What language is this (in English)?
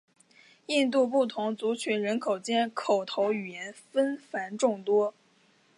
Chinese